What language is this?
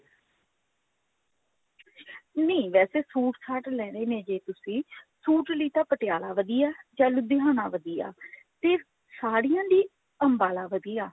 Punjabi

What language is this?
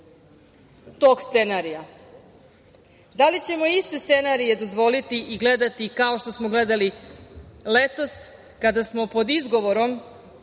Serbian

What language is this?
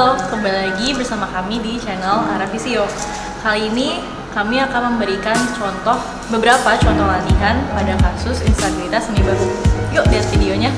Indonesian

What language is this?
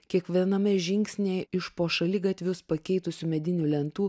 Lithuanian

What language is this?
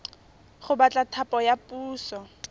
Tswana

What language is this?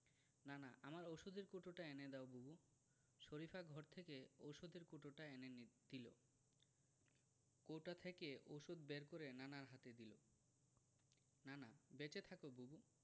Bangla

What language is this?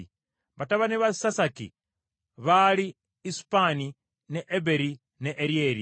Ganda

